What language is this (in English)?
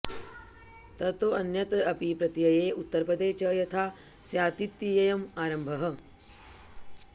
Sanskrit